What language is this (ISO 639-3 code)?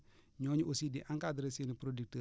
wol